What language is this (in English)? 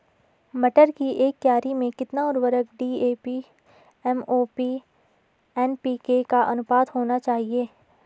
Hindi